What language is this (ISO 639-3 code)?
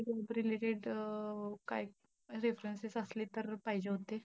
mar